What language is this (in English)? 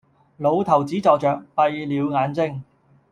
Cantonese